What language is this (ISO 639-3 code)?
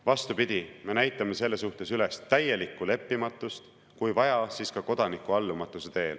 est